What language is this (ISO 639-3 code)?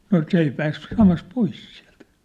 fin